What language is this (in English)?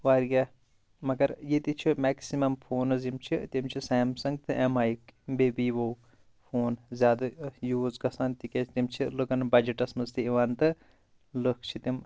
Kashmiri